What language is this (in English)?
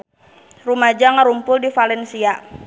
Sundanese